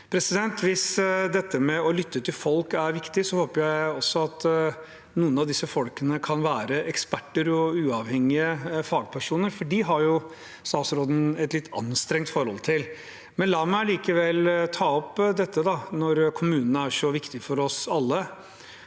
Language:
Norwegian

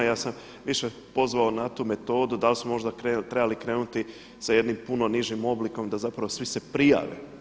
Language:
Croatian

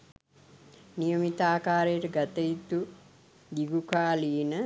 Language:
Sinhala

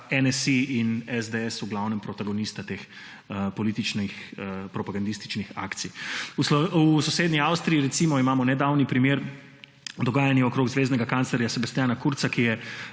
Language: Slovenian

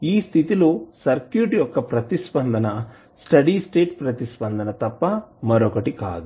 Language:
Telugu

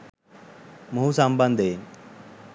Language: Sinhala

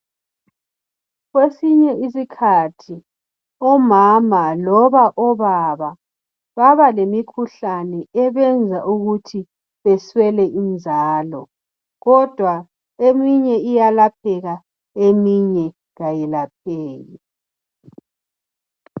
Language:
North Ndebele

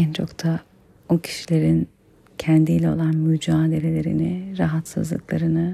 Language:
Turkish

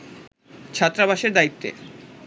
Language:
Bangla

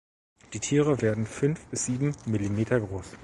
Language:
German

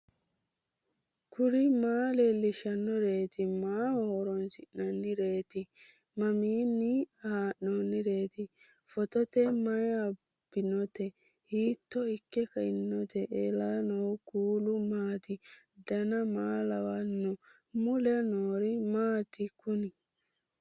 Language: Sidamo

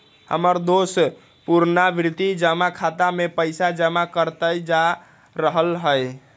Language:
Magahi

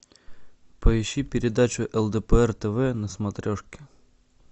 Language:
Russian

